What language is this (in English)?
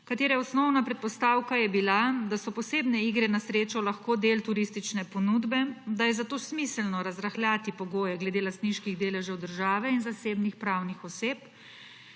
Slovenian